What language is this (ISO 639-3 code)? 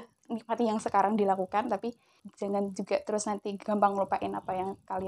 ind